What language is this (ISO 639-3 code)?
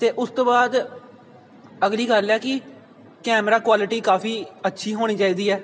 pan